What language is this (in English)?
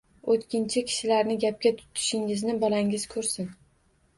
Uzbek